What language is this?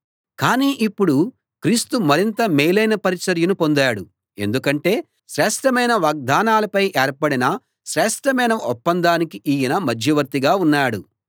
Telugu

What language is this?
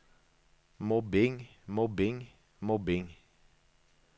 Norwegian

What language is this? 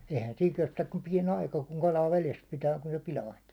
Finnish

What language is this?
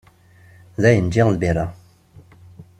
Kabyle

